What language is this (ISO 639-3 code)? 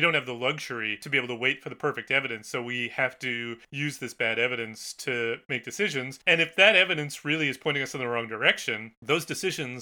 eng